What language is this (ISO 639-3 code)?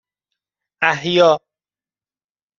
fas